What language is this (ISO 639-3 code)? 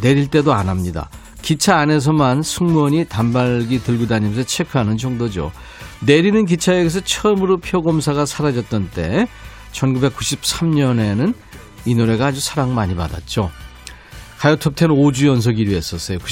kor